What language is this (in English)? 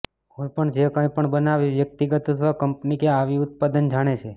Gujarati